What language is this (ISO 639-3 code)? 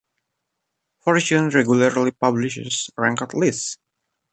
eng